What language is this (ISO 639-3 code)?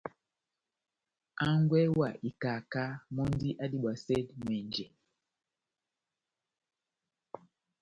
bnm